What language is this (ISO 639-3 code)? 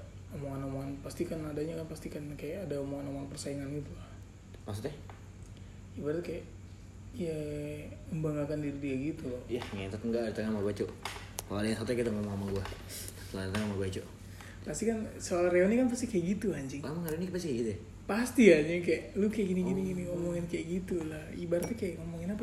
ind